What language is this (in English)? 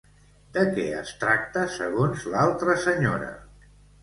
Catalan